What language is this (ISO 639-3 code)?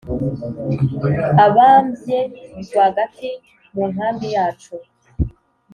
kin